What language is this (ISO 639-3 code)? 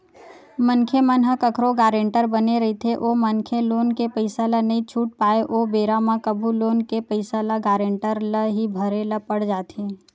hne